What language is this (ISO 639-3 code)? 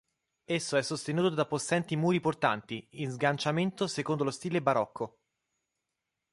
ita